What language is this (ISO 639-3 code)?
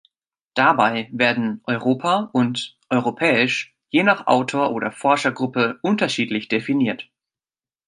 deu